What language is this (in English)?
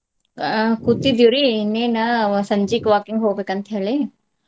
Kannada